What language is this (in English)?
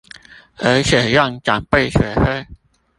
Chinese